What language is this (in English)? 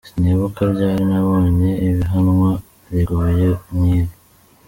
Kinyarwanda